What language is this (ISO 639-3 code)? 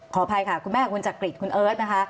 tha